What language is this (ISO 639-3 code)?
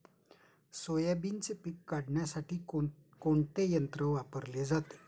mar